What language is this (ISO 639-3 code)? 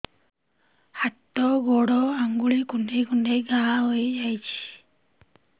ori